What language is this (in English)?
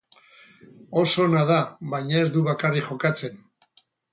Basque